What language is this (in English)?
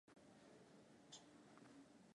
Swahili